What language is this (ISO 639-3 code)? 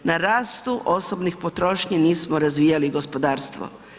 hrv